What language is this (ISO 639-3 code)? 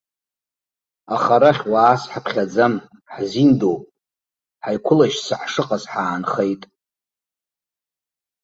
abk